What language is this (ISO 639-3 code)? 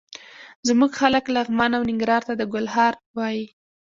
pus